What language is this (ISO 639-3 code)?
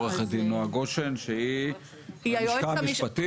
heb